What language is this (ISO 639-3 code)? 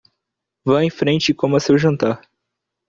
por